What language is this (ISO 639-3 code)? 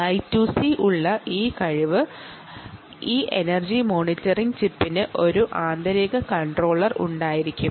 mal